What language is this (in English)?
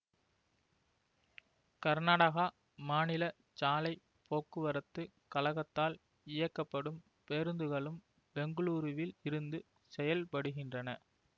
Tamil